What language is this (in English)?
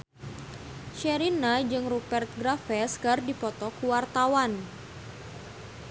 Sundanese